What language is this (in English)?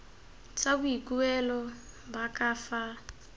Tswana